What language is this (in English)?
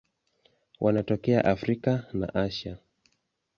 Swahili